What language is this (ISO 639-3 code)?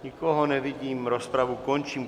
ces